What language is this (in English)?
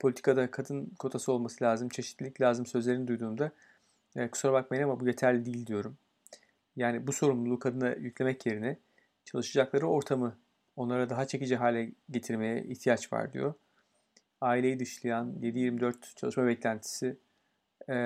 Turkish